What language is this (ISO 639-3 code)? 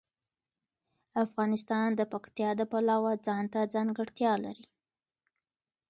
pus